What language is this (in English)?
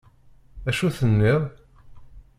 Kabyle